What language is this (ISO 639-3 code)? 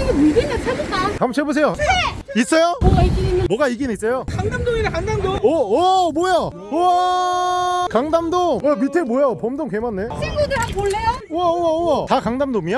kor